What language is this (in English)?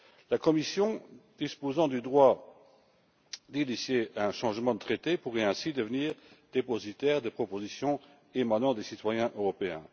French